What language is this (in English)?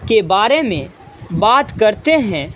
Urdu